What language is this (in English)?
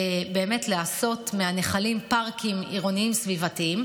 Hebrew